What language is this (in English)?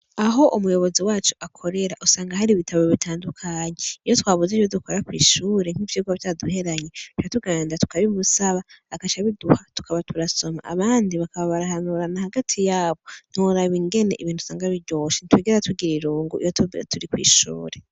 Rundi